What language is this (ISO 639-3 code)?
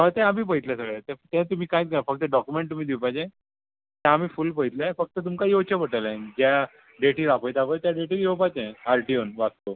kok